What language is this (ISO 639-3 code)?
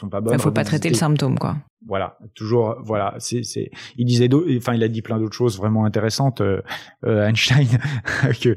fra